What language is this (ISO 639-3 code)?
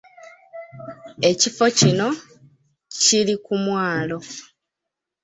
lug